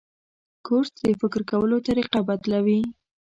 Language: Pashto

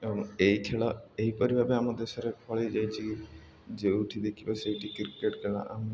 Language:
Odia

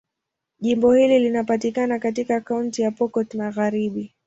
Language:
Swahili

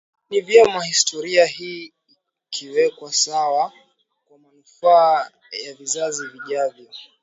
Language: Swahili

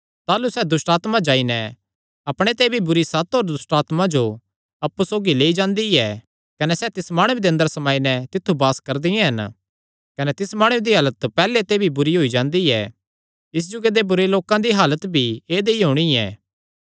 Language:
Kangri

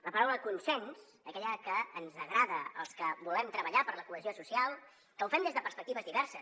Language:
Catalan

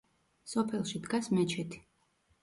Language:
Georgian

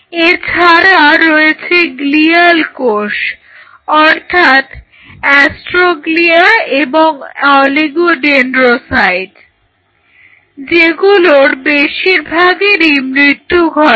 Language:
Bangla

